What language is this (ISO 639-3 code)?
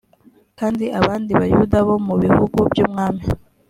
kin